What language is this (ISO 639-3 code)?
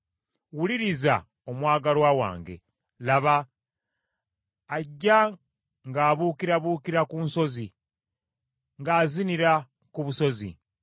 lug